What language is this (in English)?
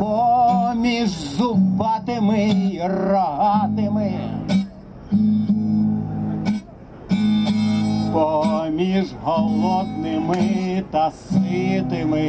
Ukrainian